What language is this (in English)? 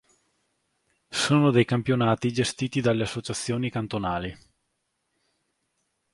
Italian